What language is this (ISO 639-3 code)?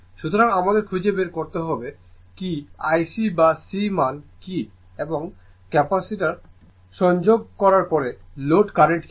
ben